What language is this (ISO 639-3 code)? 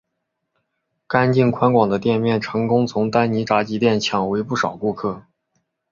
zho